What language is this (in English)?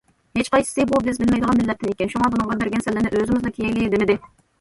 Uyghur